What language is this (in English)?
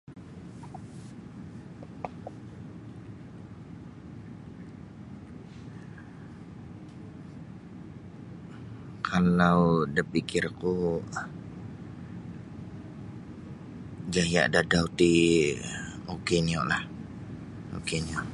Sabah Bisaya